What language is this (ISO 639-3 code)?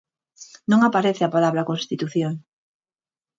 glg